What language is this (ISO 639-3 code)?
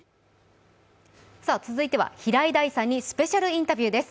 jpn